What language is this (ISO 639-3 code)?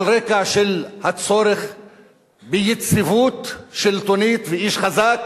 heb